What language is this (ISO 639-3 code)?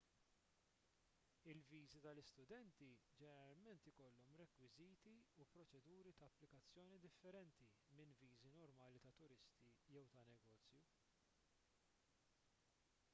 mlt